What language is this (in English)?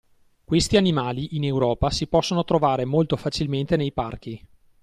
Italian